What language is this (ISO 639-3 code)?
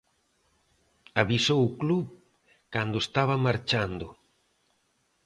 glg